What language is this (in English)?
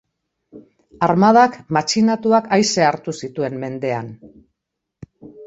Basque